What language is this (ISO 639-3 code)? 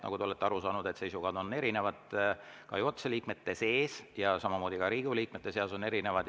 est